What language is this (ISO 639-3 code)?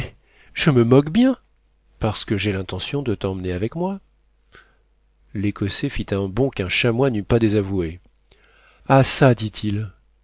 fra